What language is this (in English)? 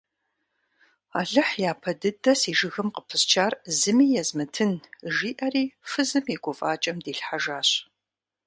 Kabardian